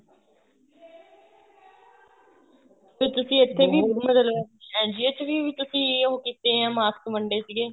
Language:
Punjabi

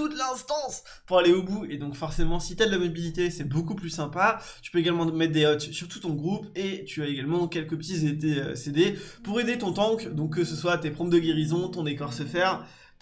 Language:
French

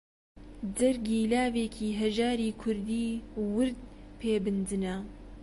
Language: Central Kurdish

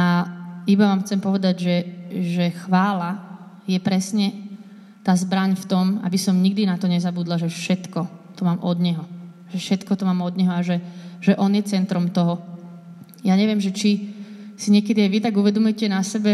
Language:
Slovak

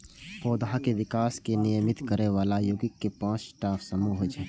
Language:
Maithili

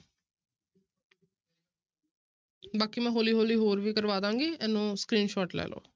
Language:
Punjabi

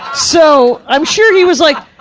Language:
English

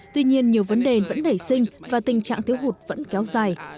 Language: Vietnamese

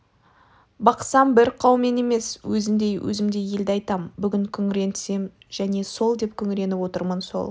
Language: Kazakh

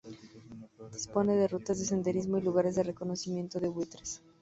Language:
Spanish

